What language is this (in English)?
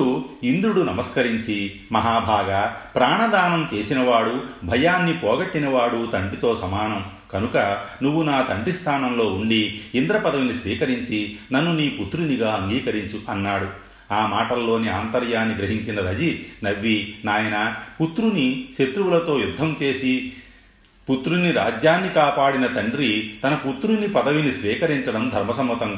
Telugu